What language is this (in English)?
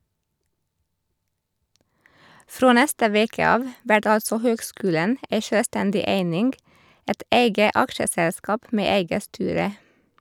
Norwegian